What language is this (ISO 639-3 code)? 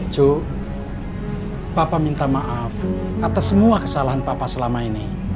ind